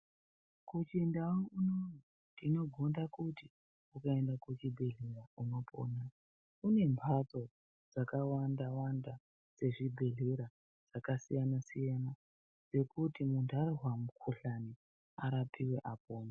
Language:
Ndau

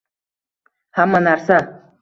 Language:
Uzbek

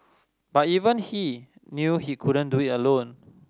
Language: English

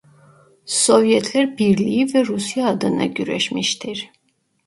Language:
Turkish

